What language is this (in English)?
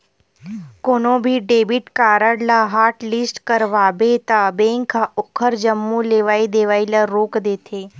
Chhattisgarhi